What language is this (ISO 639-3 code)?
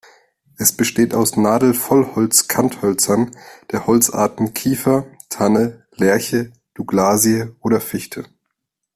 deu